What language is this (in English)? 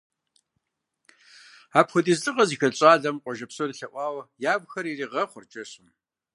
Kabardian